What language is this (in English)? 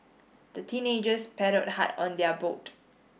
English